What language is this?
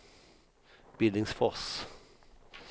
Swedish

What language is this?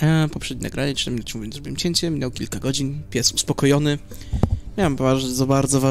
Polish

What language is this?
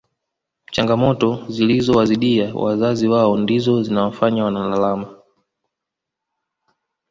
Swahili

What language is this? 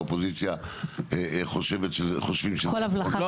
Hebrew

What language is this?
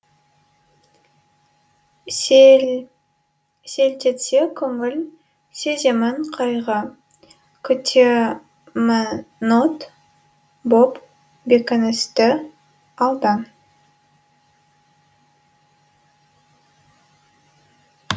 Kazakh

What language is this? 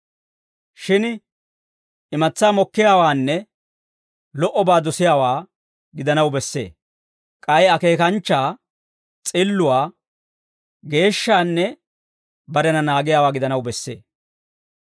Dawro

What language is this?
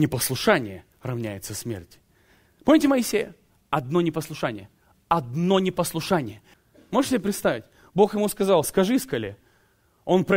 Russian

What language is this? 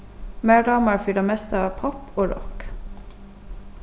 Faroese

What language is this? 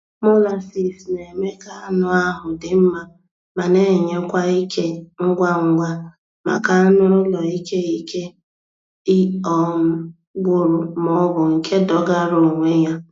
Igbo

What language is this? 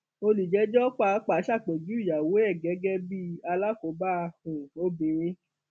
Yoruba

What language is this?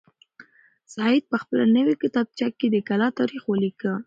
Pashto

